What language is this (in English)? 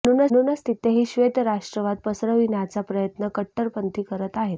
Marathi